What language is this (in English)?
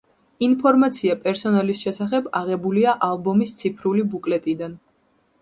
Georgian